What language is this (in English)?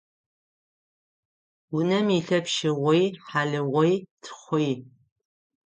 Adyghe